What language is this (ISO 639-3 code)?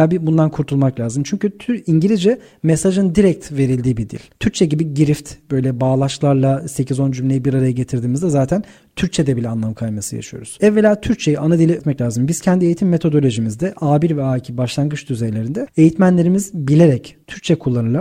tur